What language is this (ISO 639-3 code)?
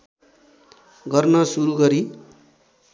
nep